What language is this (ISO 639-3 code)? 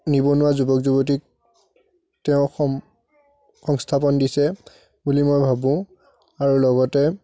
asm